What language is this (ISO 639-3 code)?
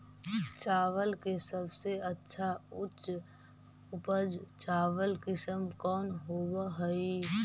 mag